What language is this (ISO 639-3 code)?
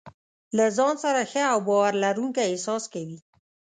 pus